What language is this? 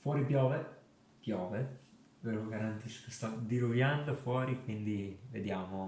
Italian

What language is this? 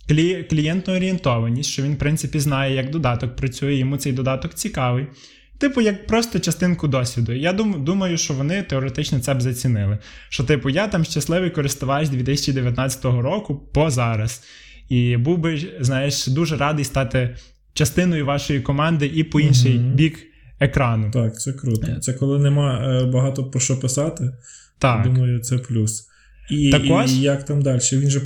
Ukrainian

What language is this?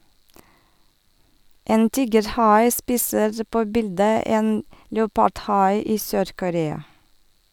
Norwegian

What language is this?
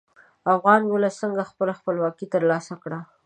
Pashto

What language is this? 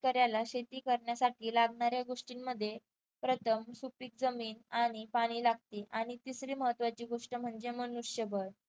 Marathi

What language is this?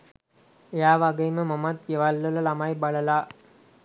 Sinhala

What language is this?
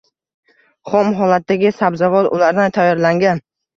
Uzbek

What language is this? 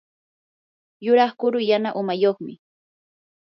Yanahuanca Pasco Quechua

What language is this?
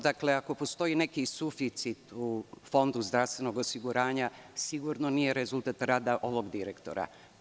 Serbian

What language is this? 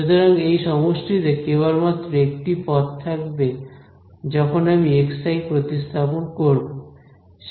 Bangla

